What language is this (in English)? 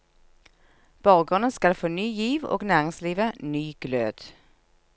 Norwegian